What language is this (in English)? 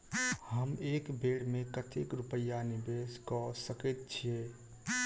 Maithili